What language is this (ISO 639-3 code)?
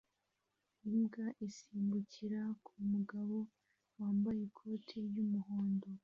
kin